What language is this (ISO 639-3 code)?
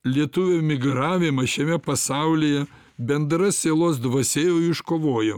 lit